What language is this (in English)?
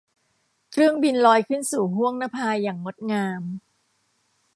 Thai